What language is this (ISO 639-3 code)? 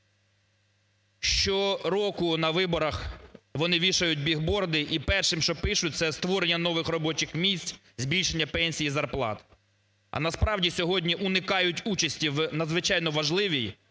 ukr